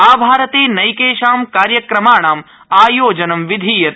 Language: Sanskrit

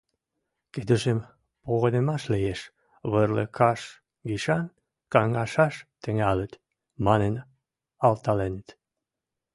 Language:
Western Mari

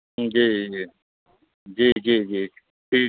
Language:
Maithili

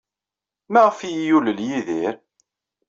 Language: Kabyle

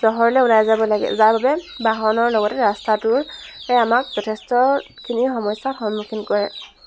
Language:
Assamese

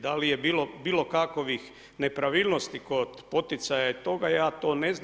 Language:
Croatian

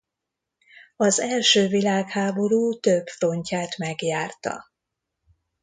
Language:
Hungarian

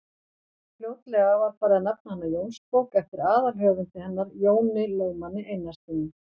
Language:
Icelandic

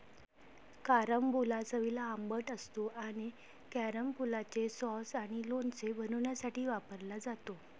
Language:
Marathi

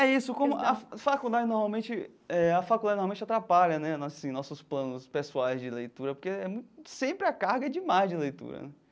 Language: Portuguese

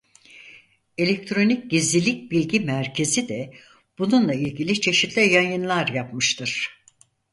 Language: Turkish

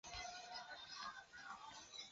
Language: Chinese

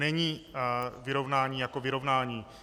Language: Czech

